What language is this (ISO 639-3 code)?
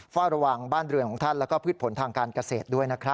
tha